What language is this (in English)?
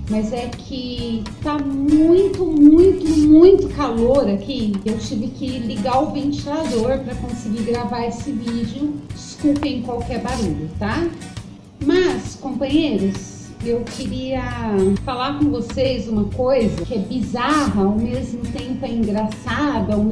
Portuguese